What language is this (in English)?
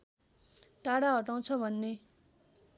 Nepali